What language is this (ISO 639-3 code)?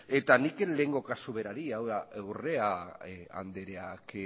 eus